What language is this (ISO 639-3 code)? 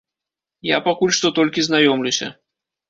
bel